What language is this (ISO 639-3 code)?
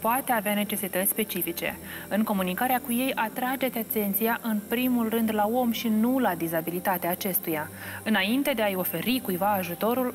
ron